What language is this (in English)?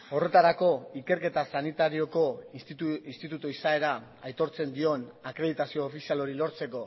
Basque